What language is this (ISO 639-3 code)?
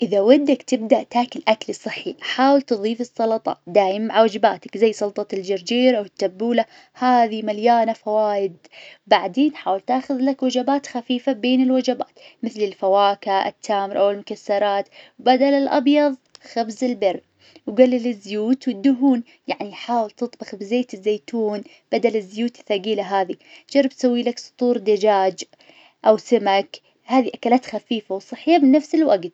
ars